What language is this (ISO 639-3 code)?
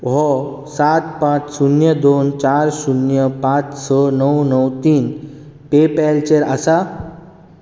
kok